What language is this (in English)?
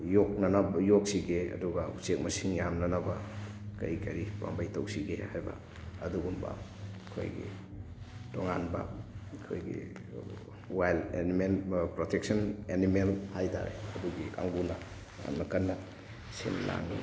Manipuri